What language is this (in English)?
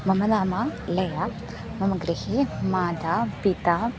Sanskrit